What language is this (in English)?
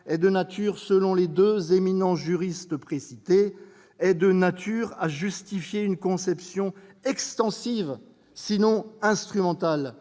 French